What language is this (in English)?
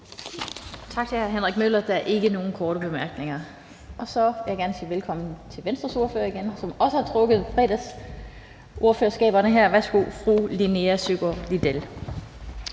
Danish